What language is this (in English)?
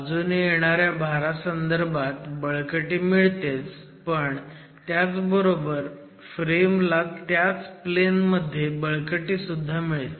Marathi